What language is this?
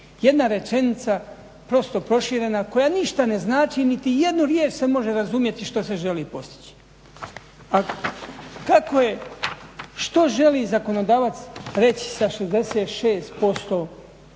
Croatian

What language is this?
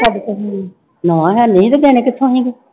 Punjabi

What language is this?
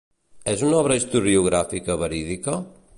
Catalan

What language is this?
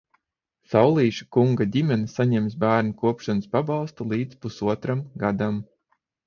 Latvian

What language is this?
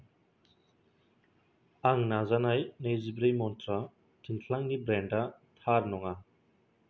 Bodo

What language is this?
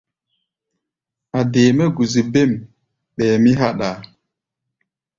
Gbaya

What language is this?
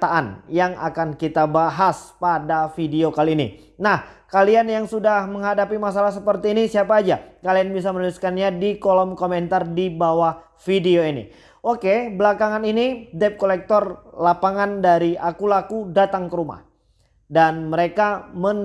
Indonesian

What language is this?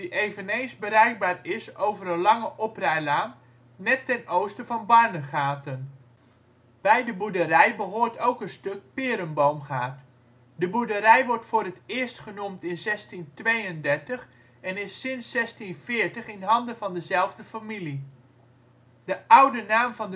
Dutch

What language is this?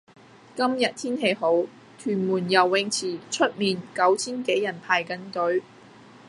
Cantonese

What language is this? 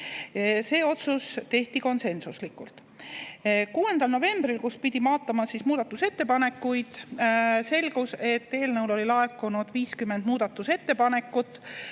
Estonian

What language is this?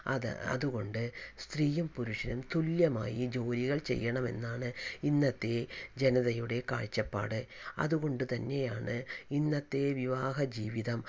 Malayalam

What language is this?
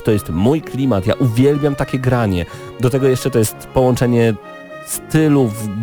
Polish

